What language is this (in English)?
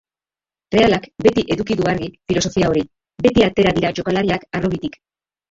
Basque